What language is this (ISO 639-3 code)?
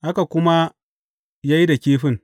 hau